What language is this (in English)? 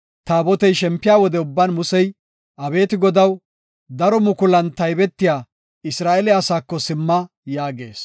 Gofa